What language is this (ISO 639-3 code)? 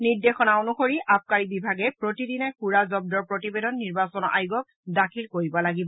asm